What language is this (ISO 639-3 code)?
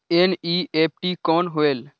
hne